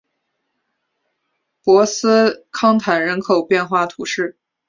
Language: Chinese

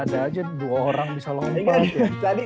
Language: Indonesian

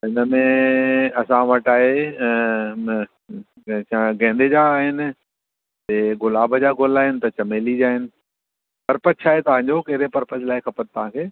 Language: Sindhi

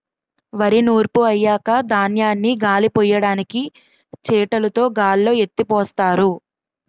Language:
Telugu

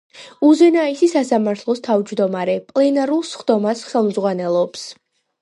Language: Georgian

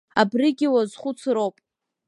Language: Abkhazian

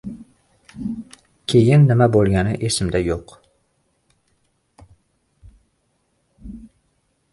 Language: Uzbek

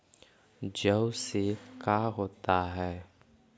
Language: Magahi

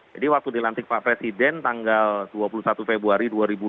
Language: Indonesian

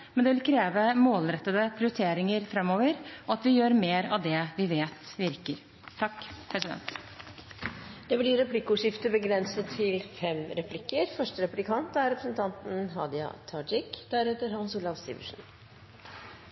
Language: Norwegian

